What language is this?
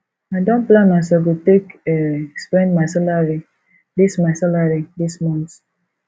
Nigerian Pidgin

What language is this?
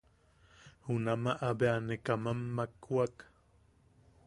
Yaqui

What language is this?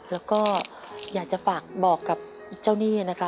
Thai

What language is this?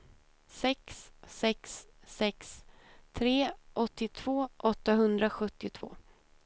Swedish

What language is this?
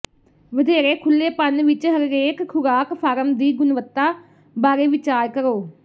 Punjabi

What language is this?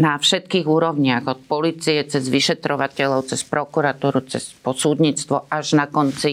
Slovak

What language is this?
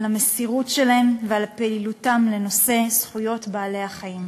Hebrew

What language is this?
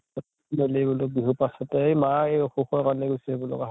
Assamese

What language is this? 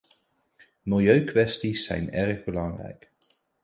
Dutch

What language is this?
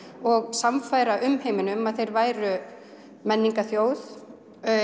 Icelandic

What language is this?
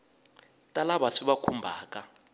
Tsonga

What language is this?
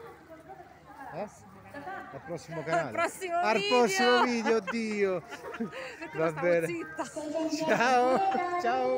Italian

